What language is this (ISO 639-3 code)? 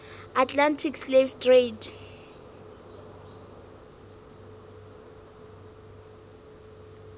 sot